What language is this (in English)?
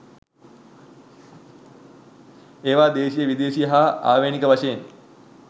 Sinhala